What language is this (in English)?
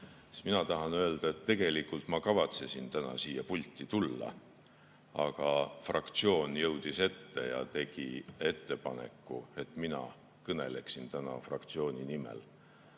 Estonian